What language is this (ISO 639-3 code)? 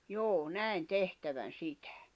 fin